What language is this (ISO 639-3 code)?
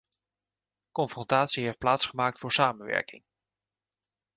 nld